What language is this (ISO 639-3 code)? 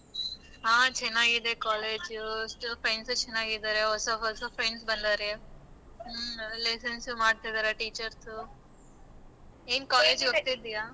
kan